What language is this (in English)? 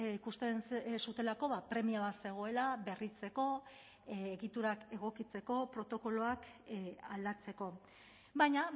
Basque